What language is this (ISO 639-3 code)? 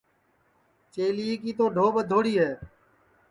ssi